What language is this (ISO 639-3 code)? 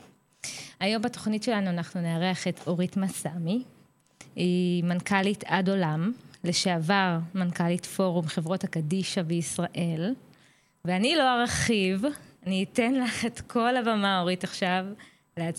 heb